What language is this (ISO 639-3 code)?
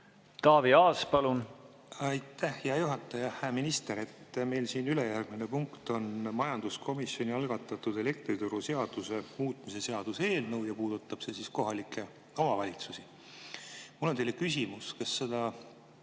est